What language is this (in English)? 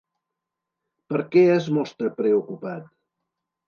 Catalan